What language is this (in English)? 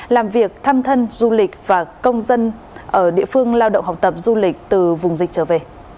Vietnamese